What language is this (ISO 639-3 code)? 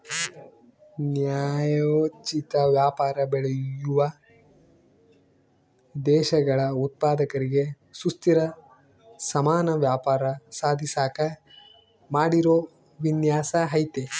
kan